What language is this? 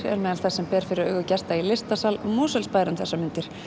Icelandic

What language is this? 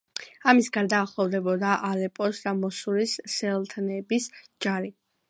Georgian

